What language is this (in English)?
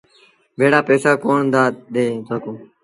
Sindhi Bhil